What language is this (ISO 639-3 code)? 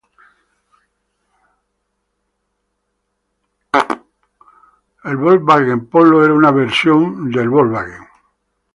spa